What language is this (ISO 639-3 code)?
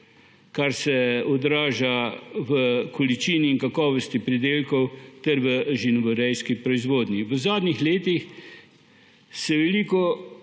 slv